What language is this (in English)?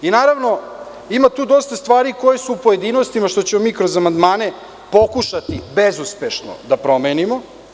Serbian